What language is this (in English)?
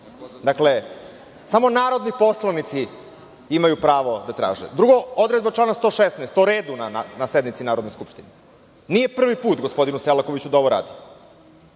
Serbian